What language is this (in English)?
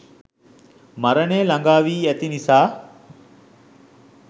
Sinhala